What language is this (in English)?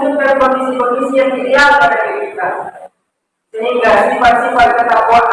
Indonesian